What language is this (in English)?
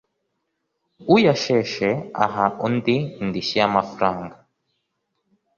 Kinyarwanda